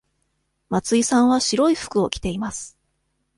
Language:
Japanese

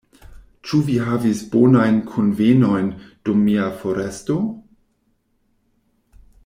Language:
Esperanto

